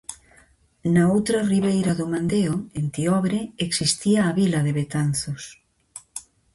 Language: Galician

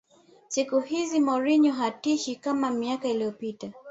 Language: Swahili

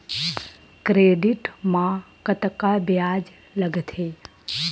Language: Chhattisgarhi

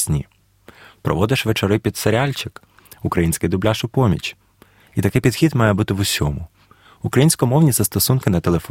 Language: Ukrainian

